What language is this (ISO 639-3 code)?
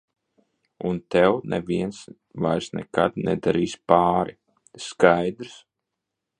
lav